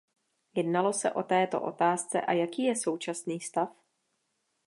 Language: Czech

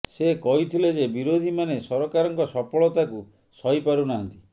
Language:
Odia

